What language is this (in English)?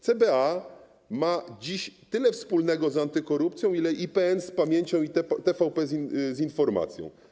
Polish